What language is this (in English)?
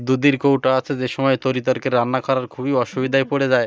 Bangla